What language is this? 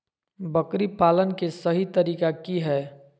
Magahi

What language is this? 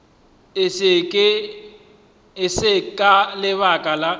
Northern Sotho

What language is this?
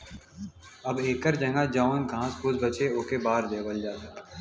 Bhojpuri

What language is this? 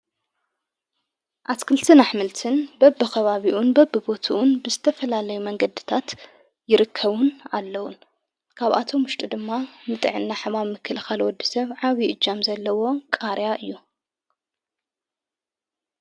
Tigrinya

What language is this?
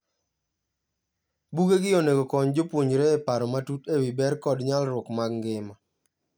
Luo (Kenya and Tanzania)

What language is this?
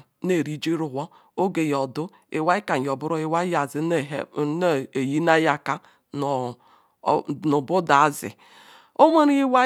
Ikwere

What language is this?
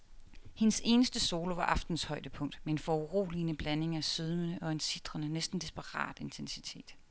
Danish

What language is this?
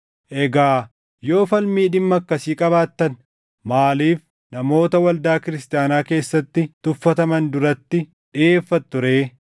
Oromo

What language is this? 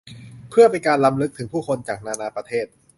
Thai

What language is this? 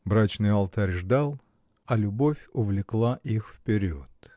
Russian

